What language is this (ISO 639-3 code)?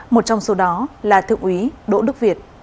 vie